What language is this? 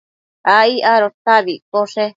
Matsés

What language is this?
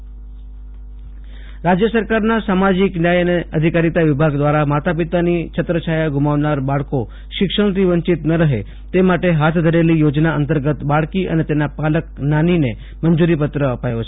Gujarati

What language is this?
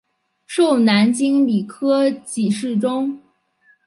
Chinese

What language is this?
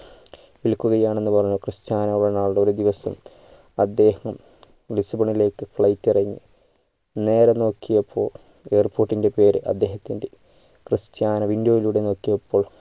Malayalam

